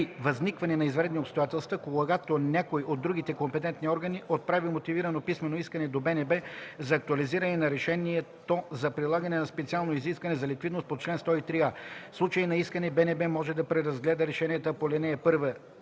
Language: Bulgarian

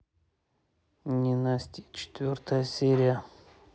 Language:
Russian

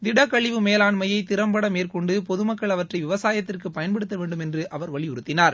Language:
Tamil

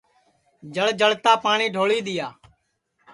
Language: Sansi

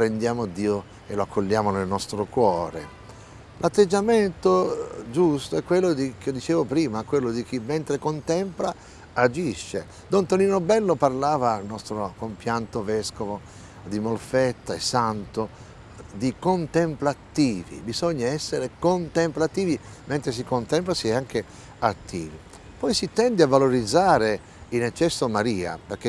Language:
Italian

